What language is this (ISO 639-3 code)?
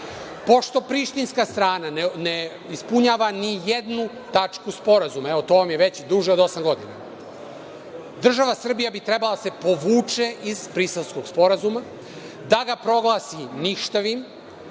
srp